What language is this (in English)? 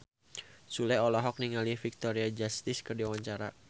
Sundanese